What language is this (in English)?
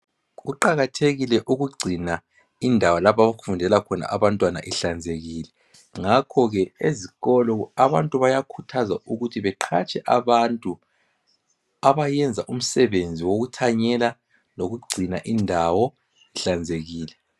North Ndebele